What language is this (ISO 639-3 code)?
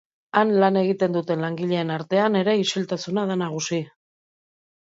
eus